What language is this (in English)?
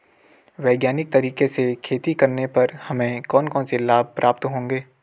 Hindi